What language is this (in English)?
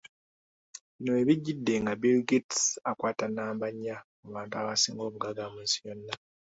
Ganda